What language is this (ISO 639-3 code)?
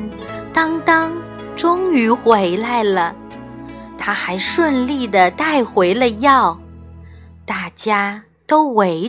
zho